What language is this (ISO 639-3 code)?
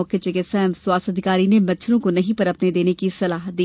hin